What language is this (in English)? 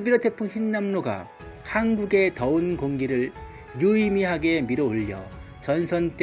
Korean